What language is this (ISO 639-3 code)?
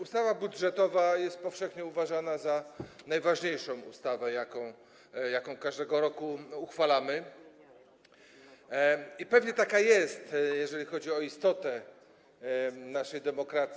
pol